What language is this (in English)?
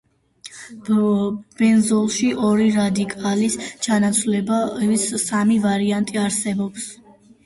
Georgian